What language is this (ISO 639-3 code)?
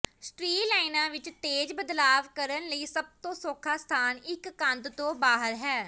pan